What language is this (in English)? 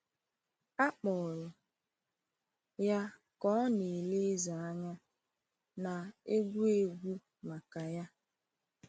Igbo